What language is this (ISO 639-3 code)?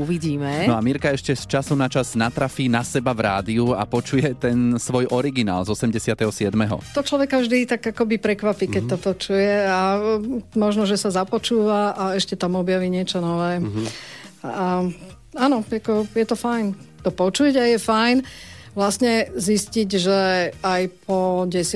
slk